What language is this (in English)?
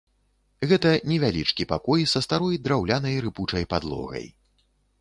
Belarusian